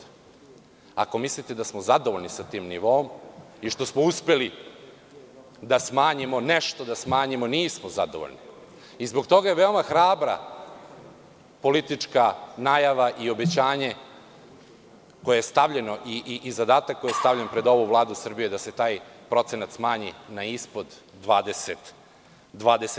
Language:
Serbian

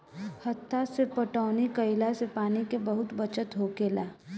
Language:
Bhojpuri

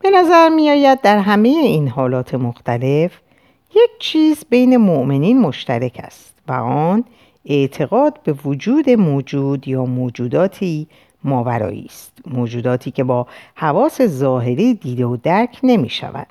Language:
Persian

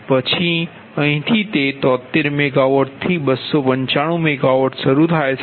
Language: Gujarati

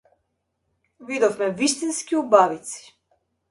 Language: Macedonian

